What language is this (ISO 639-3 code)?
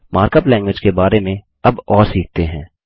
hin